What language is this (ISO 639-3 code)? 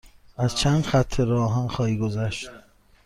fas